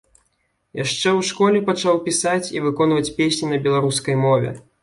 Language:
Belarusian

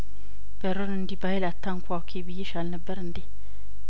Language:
Amharic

